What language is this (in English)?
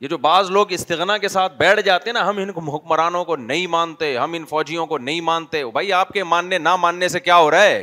Urdu